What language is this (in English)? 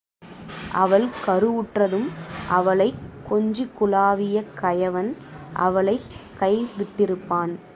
Tamil